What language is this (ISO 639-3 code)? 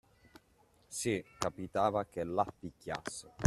ita